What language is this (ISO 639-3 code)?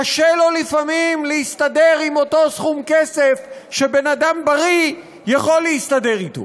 heb